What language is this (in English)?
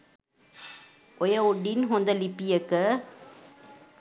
Sinhala